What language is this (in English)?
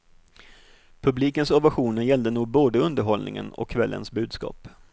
Swedish